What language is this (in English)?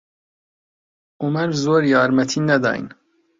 Central Kurdish